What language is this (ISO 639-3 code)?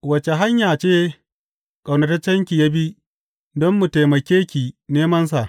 hau